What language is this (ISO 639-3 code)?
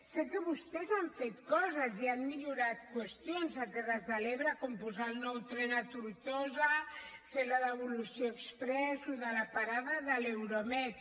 cat